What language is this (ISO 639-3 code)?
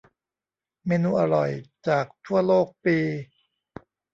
tha